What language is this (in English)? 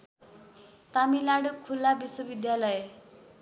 Nepali